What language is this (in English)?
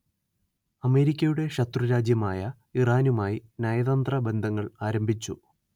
Malayalam